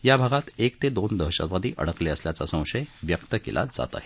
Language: Marathi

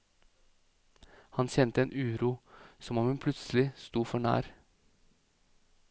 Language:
Norwegian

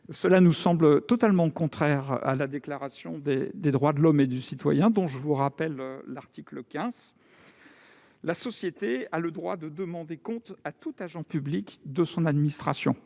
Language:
French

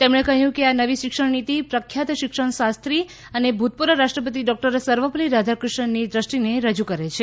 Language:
Gujarati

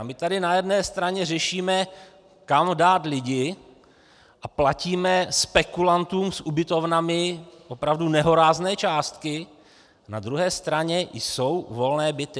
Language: Czech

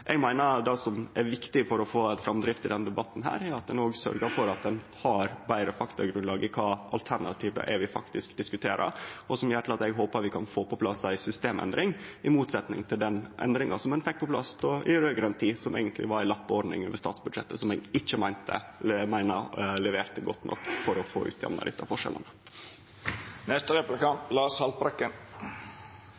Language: Norwegian Nynorsk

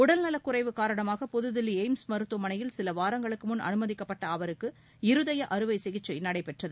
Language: Tamil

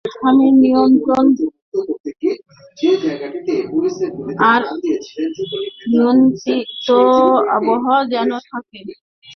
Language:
Bangla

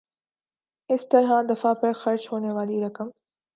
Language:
Urdu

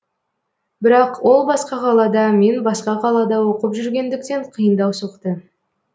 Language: Kazakh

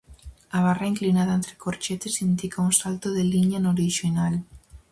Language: Galician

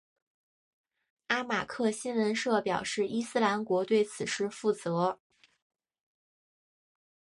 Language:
Chinese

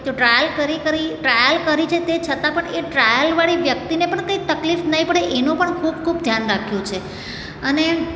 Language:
Gujarati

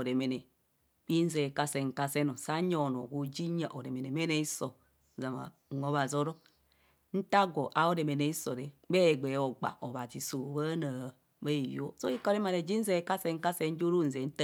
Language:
Kohumono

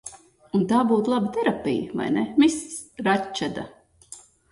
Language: Latvian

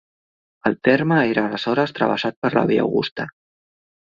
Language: Catalan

